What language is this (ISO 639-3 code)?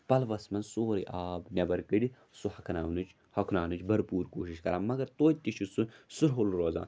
kas